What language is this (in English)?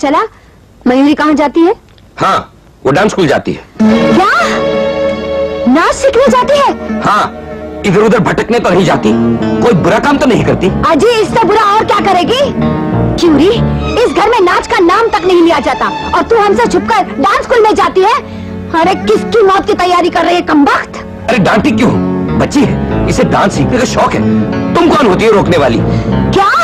Hindi